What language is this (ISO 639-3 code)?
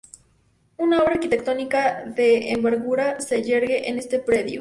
spa